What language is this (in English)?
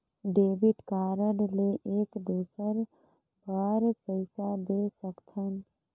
Chhattisgarhi